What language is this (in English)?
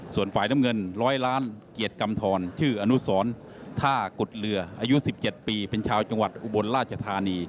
Thai